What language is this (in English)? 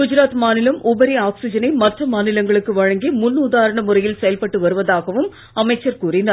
Tamil